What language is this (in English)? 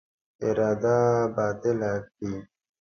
Pashto